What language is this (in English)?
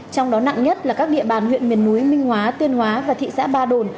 Vietnamese